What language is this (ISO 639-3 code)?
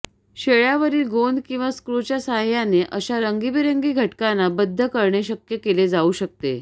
mar